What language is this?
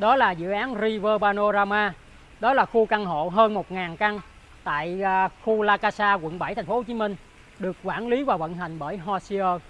Vietnamese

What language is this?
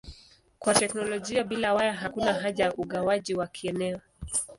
Swahili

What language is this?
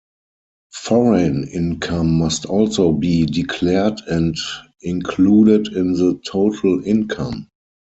English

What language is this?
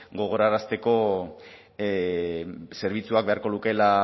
Basque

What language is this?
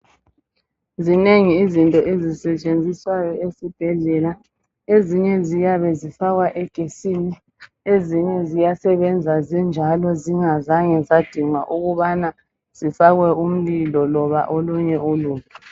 North Ndebele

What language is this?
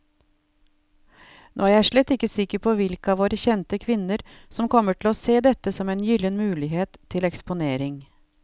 Norwegian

